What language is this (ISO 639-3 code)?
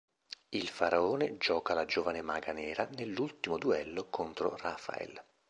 ita